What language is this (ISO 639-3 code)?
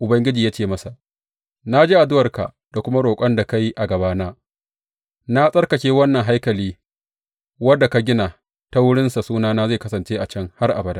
hau